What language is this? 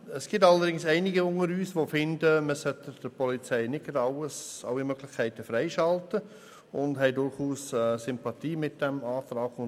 Swiss German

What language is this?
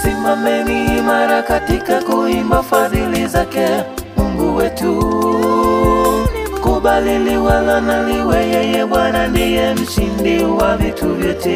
Indonesian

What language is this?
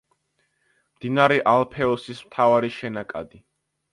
Georgian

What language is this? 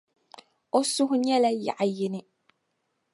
Dagbani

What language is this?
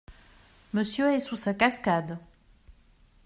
French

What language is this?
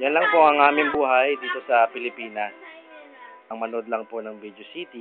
Filipino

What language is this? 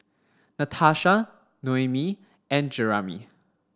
English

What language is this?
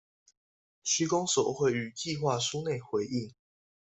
Chinese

